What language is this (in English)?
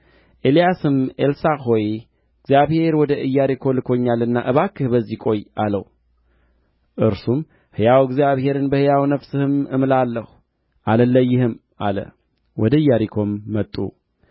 Amharic